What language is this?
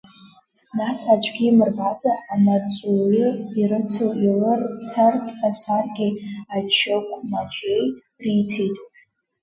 Abkhazian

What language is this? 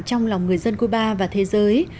Vietnamese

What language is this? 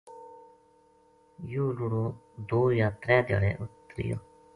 Gujari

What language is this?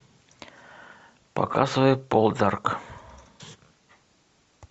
Russian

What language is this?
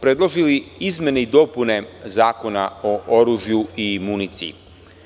Serbian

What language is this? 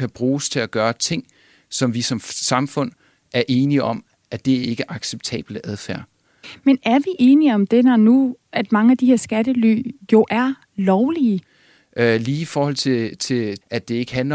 Danish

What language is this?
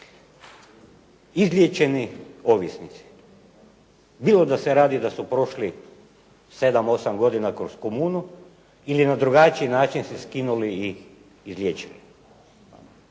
Croatian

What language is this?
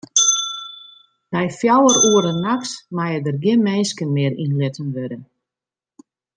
Western Frisian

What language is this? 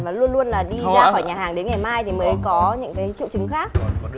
Vietnamese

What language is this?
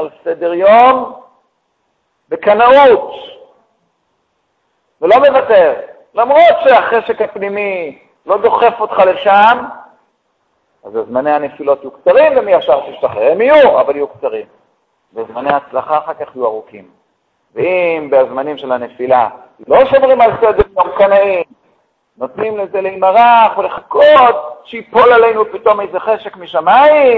Hebrew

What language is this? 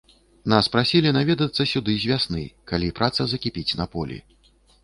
Belarusian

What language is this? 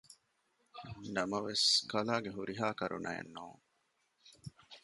Divehi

